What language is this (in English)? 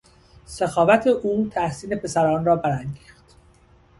Persian